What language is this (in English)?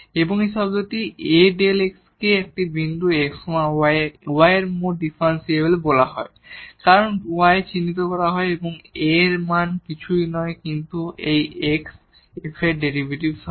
Bangla